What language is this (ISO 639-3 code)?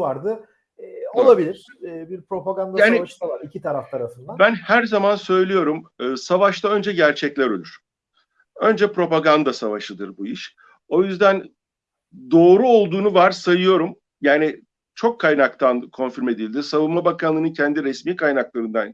tur